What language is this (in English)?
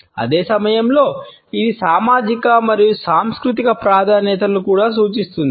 Telugu